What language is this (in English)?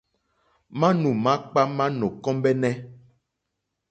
Mokpwe